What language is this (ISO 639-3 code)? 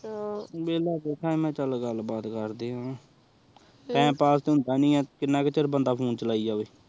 pan